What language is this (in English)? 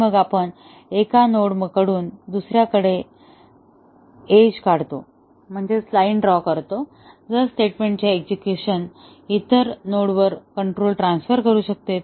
Marathi